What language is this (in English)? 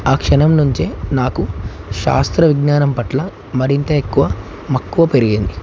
Telugu